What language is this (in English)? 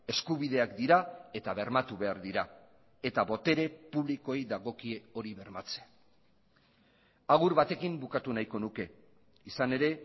Basque